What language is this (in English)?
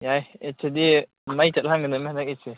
Manipuri